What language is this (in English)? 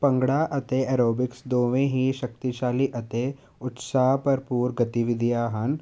Punjabi